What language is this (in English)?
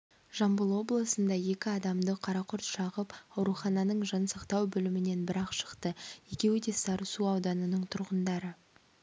Kazakh